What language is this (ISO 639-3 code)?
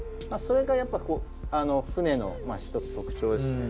jpn